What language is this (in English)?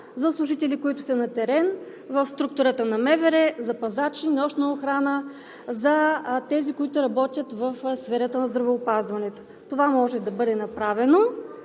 Bulgarian